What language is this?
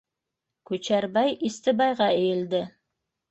Bashkir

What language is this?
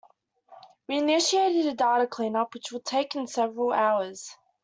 English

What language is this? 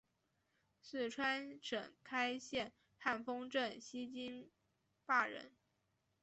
Chinese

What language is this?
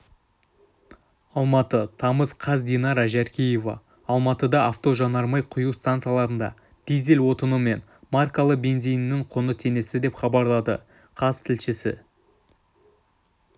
Kazakh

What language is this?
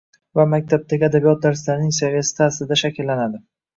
Uzbek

